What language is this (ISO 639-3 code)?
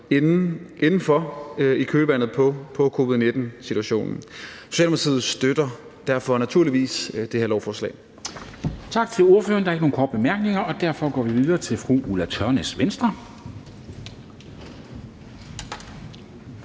dan